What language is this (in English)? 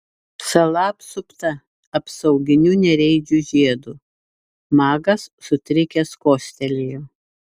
Lithuanian